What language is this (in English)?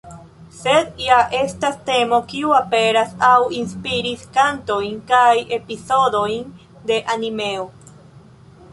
Esperanto